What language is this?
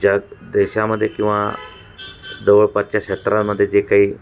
Marathi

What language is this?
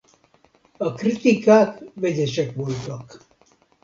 Hungarian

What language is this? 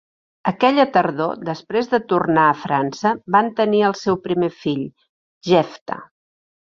Catalan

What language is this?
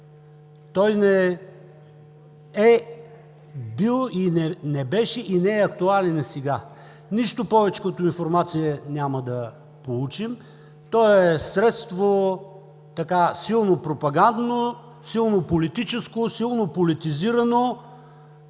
Bulgarian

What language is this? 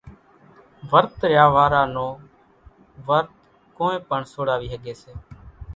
Kachi Koli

